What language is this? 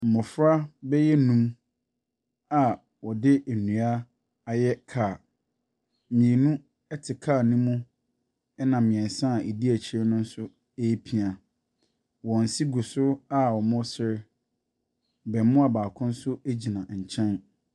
Akan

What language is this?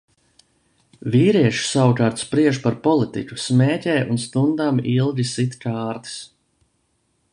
Latvian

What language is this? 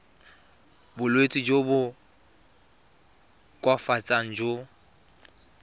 Tswana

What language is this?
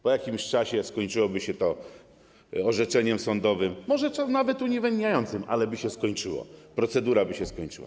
Polish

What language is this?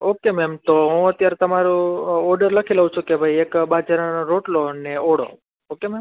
Gujarati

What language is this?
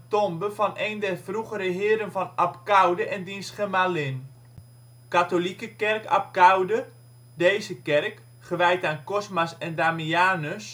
Dutch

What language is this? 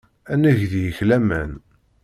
Kabyle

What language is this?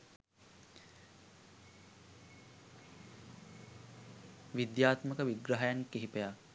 Sinhala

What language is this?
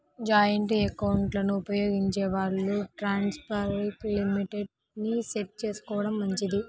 Telugu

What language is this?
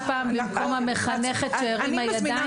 Hebrew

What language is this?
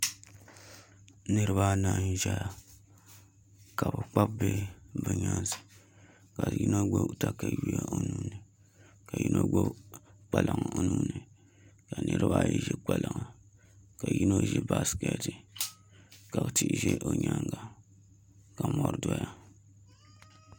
Dagbani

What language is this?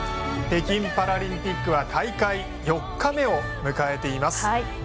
Japanese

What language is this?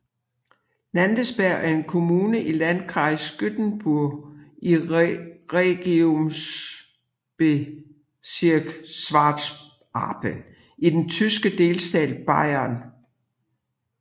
Danish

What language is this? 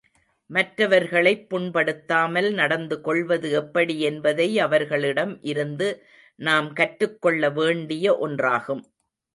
Tamil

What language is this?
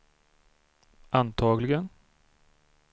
Swedish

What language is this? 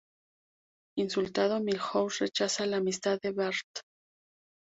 Spanish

